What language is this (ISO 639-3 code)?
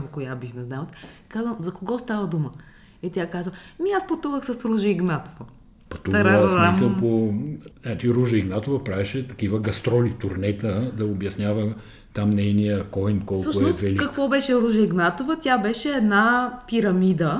bul